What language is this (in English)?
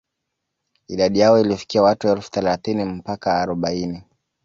Swahili